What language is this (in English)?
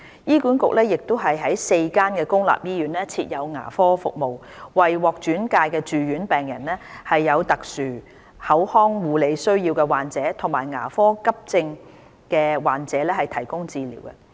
Cantonese